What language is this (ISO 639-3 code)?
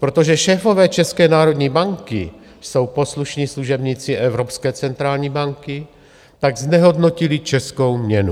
ces